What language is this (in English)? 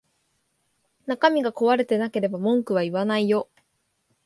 Japanese